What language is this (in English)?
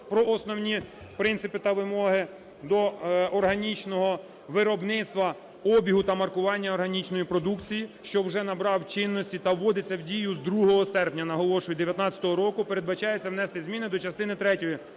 Ukrainian